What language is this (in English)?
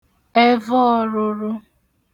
Igbo